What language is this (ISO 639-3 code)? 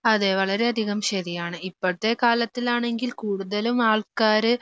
mal